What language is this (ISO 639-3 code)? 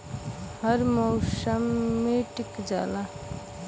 bho